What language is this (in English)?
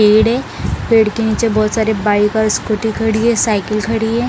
Hindi